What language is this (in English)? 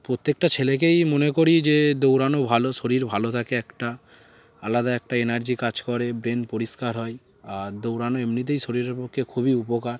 Bangla